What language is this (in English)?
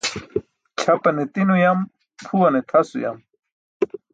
Burushaski